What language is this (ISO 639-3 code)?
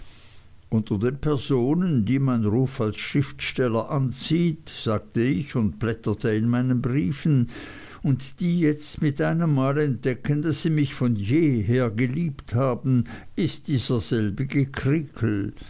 deu